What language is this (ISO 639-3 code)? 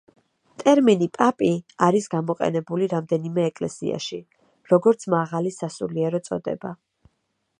kat